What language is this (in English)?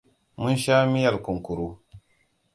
Hausa